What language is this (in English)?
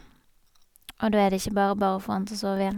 Norwegian